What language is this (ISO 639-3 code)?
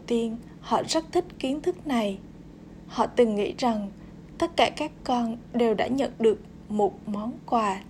vie